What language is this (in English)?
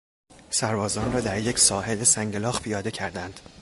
Persian